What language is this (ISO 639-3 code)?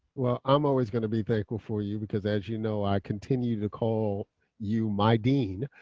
eng